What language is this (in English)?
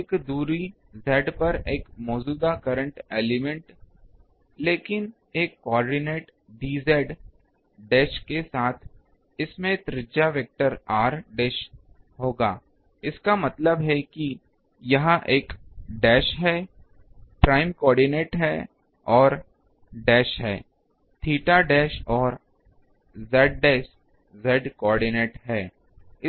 Hindi